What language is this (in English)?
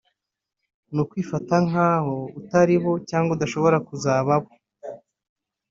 Kinyarwanda